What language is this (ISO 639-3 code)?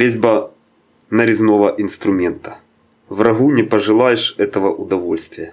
rus